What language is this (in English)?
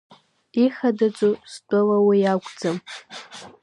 Abkhazian